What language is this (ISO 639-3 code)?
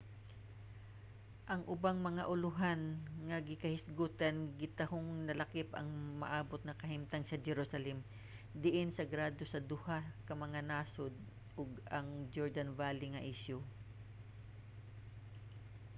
ceb